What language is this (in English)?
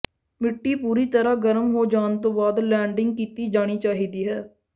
Punjabi